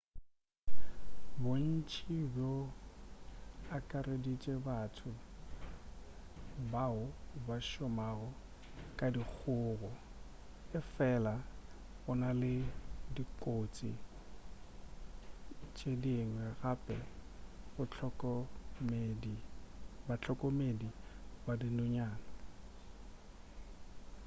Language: Northern Sotho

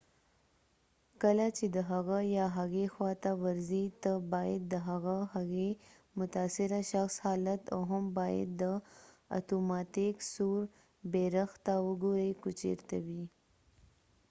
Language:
Pashto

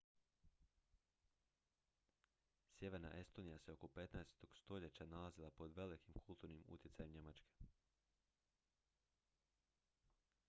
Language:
Croatian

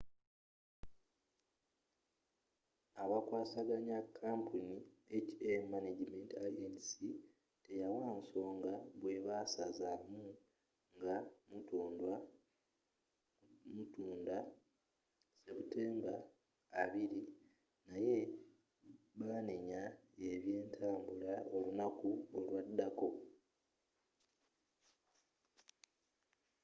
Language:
Ganda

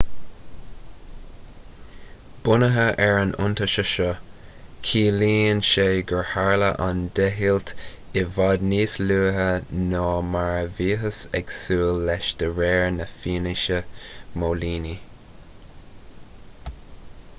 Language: Irish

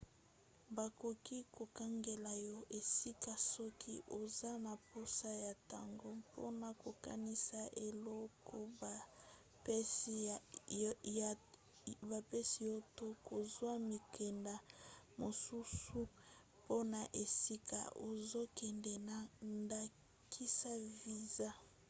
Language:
Lingala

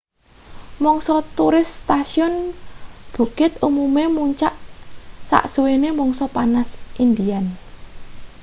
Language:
Javanese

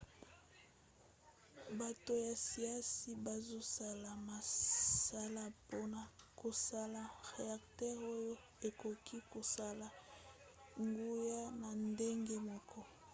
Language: Lingala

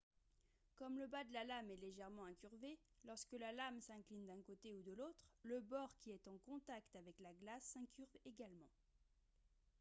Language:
French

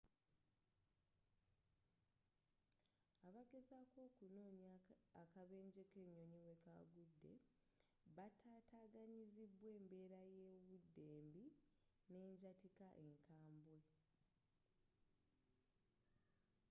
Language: Ganda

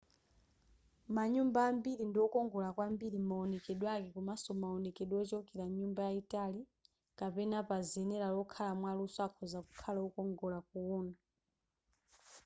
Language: Nyanja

